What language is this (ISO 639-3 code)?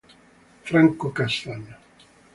ita